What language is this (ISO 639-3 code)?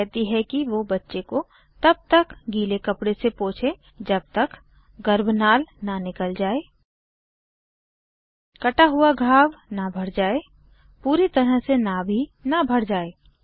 hin